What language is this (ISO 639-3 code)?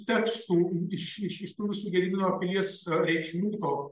lit